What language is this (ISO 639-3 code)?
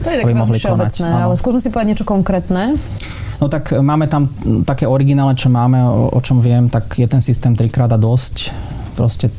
slk